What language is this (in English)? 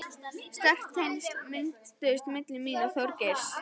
Icelandic